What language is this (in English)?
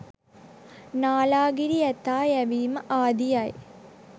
Sinhala